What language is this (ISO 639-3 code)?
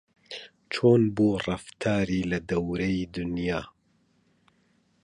ckb